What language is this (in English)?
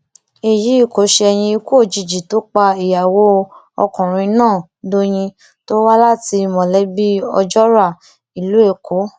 Yoruba